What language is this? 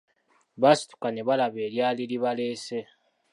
Ganda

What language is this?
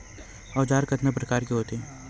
Chhattisgarhi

